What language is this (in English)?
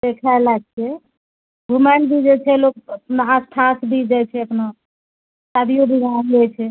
Maithili